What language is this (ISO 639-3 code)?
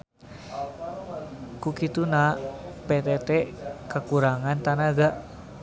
sun